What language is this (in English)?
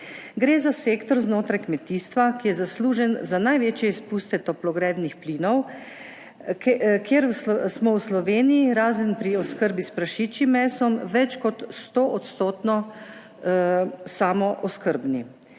Slovenian